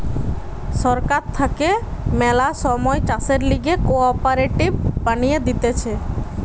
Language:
Bangla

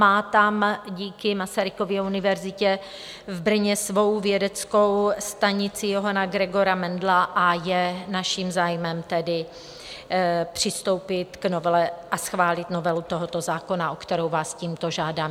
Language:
Czech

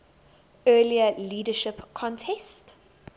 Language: English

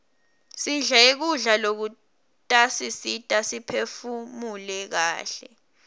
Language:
Swati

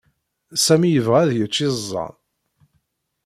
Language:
Kabyle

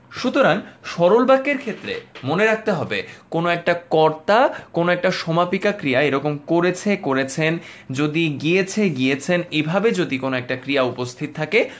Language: Bangla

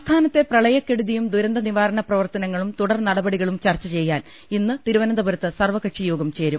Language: Malayalam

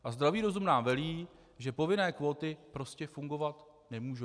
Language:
Czech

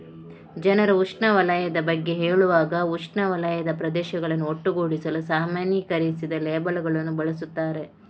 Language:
Kannada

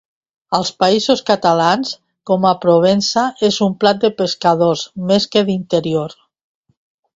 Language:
Catalan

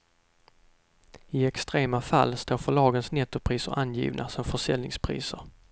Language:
Swedish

